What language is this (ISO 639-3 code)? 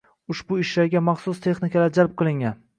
uzb